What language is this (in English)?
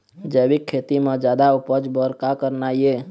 Chhattisgarhi